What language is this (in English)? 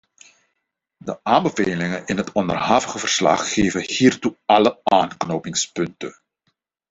Dutch